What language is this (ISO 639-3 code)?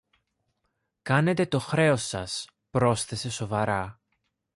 ell